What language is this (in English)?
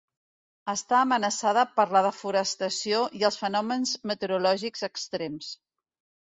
Catalan